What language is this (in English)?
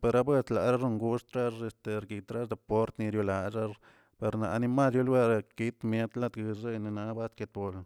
Tilquiapan Zapotec